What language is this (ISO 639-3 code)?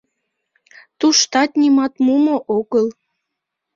chm